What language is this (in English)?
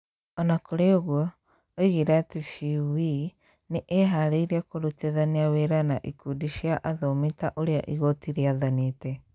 Kikuyu